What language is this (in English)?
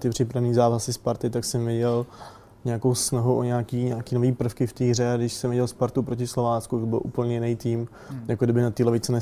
Czech